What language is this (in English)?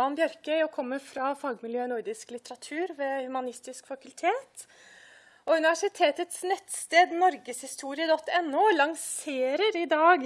Norwegian